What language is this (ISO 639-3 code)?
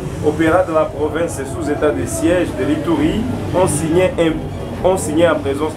fra